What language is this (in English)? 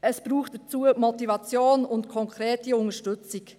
Swiss German